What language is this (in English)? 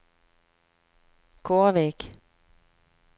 Norwegian